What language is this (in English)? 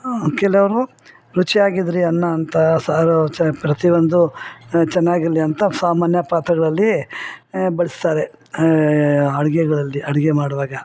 Kannada